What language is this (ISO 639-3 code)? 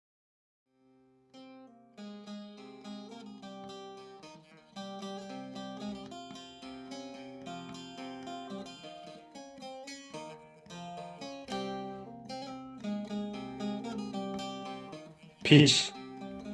tur